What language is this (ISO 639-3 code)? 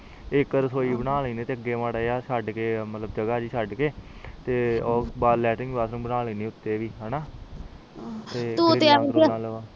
pan